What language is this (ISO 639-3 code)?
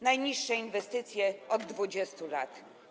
pol